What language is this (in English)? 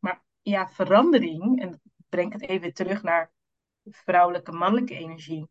Dutch